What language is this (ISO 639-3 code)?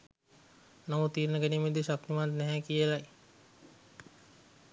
sin